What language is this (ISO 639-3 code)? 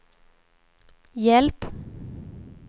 swe